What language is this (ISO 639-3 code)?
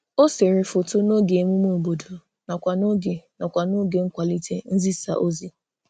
ibo